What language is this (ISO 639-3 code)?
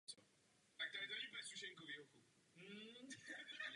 ces